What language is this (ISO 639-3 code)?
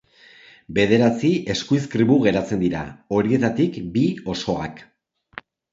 eus